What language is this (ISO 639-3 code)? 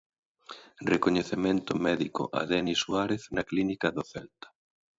glg